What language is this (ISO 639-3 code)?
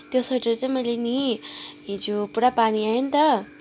nep